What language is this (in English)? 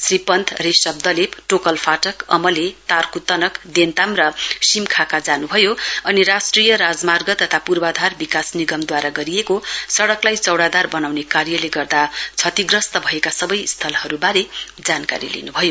Nepali